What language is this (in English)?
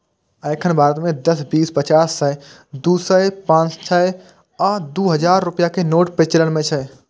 Maithili